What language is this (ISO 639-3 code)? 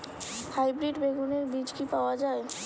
ben